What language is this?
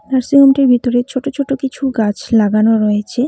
Bangla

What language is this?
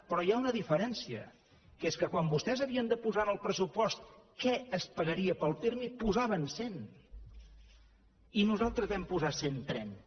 Catalan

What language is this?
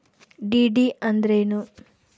Kannada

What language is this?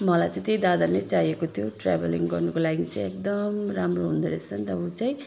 Nepali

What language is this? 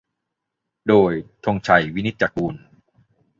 Thai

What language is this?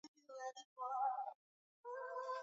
Swahili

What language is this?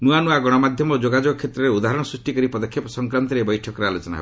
Odia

